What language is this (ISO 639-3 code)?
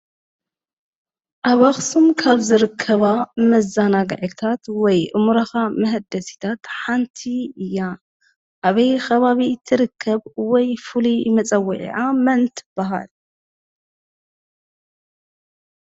tir